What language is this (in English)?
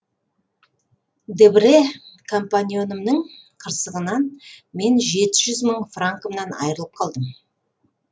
Kazakh